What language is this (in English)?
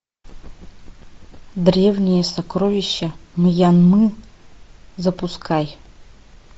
Russian